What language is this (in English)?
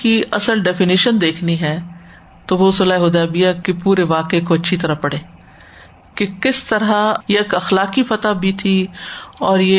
Urdu